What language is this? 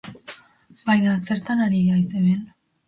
Basque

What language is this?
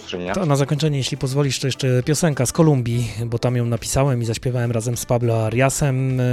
Polish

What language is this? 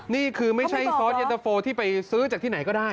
Thai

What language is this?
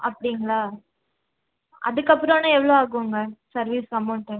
Tamil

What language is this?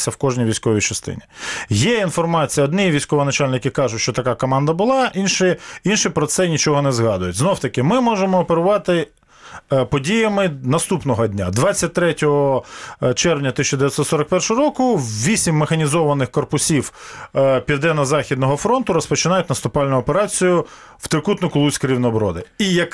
Ukrainian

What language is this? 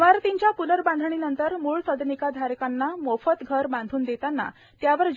Marathi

